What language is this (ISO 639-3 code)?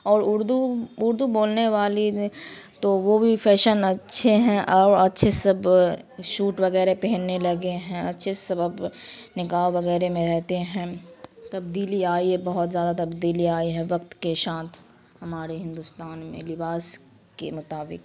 urd